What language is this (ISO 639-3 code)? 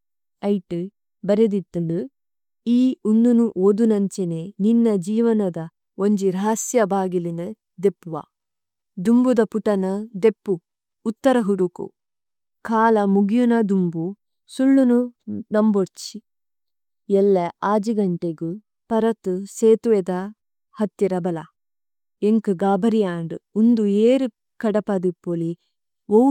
tcy